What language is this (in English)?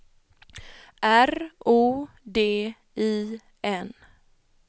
Swedish